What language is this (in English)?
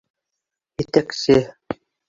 Bashkir